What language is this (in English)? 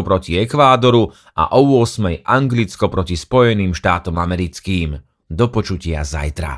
Slovak